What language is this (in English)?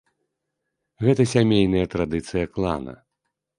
Belarusian